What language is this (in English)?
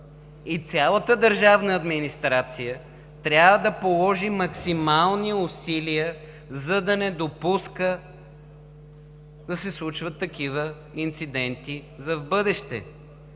Bulgarian